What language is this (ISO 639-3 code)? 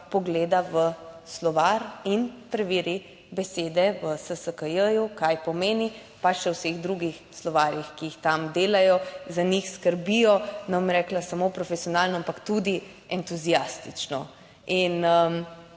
slv